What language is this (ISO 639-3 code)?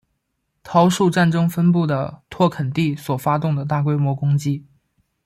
zho